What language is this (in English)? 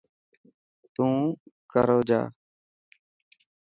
Dhatki